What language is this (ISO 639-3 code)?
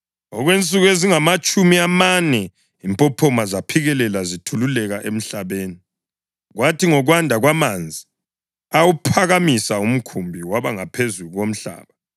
nde